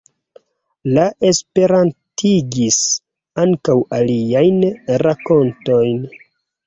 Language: Esperanto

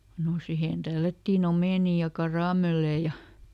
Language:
Finnish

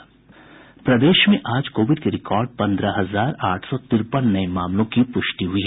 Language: Hindi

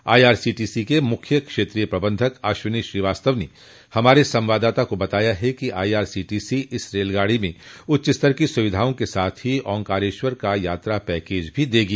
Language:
Hindi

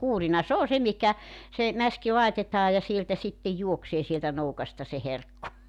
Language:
Finnish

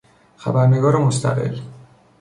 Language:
Persian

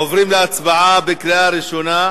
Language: Hebrew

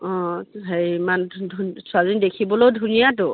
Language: Assamese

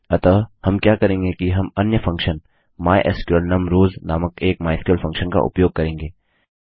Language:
Hindi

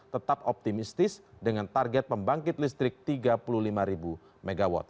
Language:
Indonesian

